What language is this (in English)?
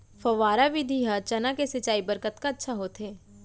Chhattisgarhi